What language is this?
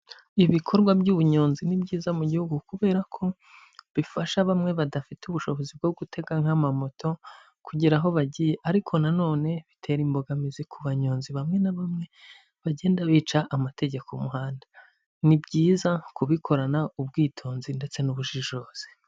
Kinyarwanda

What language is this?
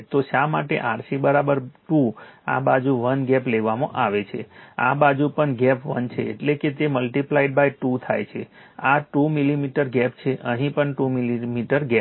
Gujarati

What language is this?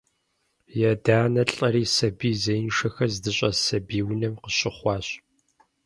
Kabardian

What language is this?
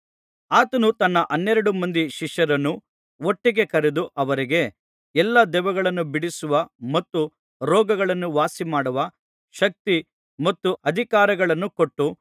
Kannada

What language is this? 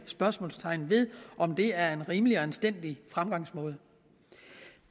Danish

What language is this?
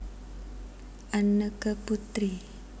Javanese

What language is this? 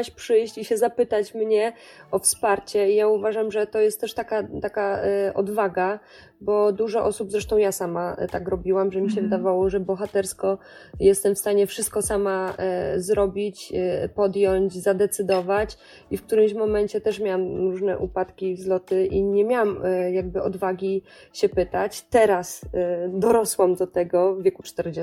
Polish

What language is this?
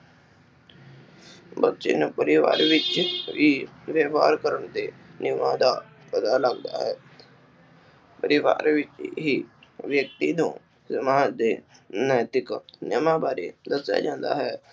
Punjabi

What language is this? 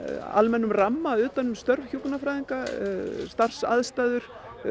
Icelandic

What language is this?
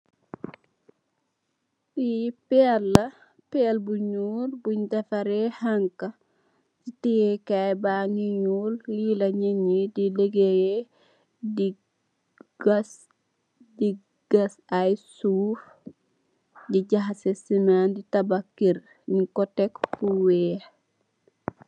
Wolof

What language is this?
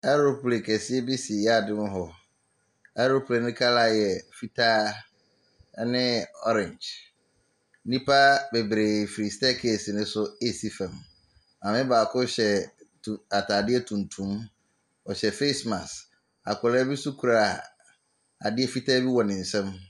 Akan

